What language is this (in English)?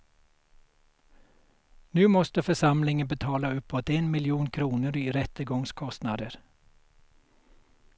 Swedish